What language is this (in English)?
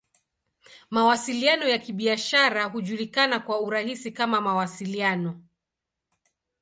Swahili